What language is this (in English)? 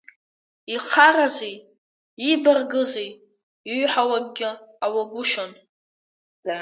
Abkhazian